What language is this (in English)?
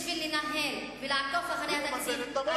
Hebrew